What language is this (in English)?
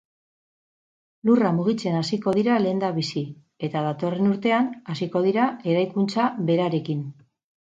Basque